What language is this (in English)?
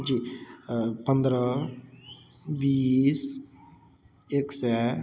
Maithili